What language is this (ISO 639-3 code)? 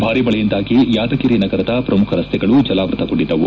kan